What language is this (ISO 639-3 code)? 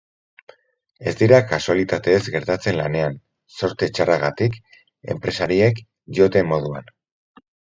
eus